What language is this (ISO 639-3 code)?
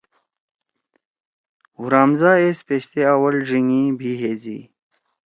trw